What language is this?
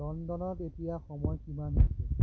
Assamese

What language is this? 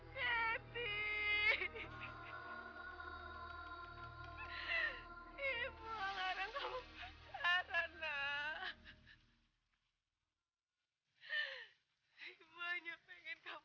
Indonesian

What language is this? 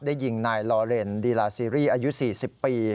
Thai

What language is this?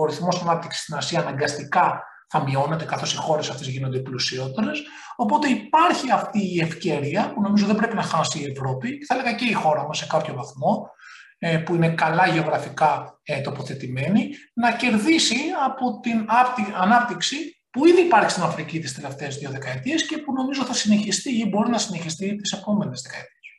Greek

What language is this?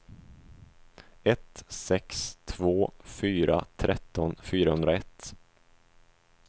Swedish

